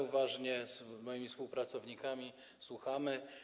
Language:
Polish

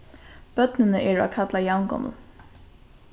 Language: Faroese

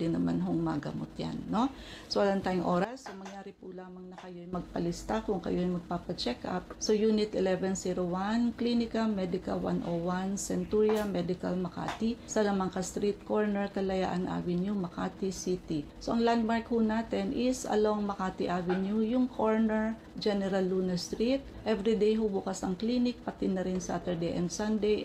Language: Filipino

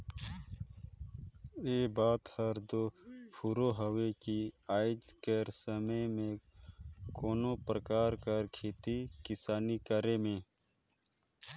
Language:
Chhattisgarhi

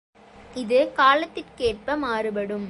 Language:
Tamil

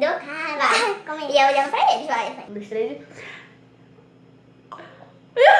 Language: Portuguese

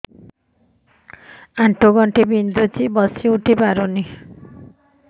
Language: Odia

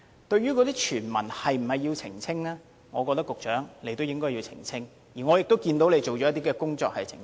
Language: Cantonese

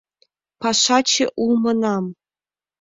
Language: Mari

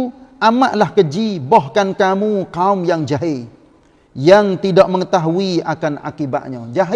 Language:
Malay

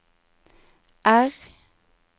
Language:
Norwegian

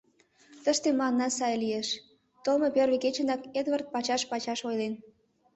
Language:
Mari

